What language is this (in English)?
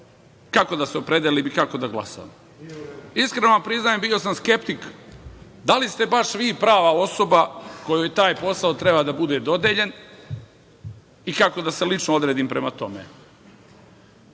Serbian